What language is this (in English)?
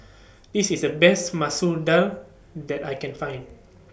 English